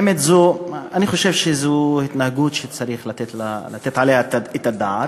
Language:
Hebrew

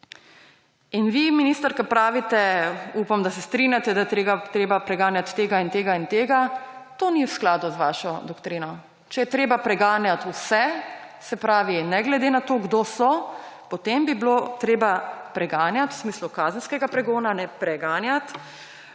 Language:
Slovenian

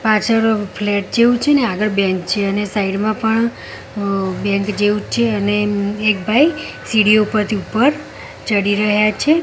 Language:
Gujarati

